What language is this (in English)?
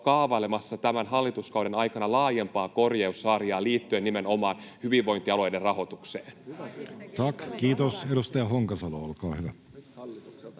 Finnish